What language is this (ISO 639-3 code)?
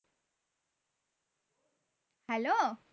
ben